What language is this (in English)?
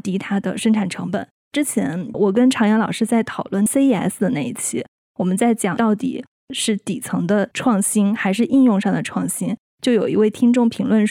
Chinese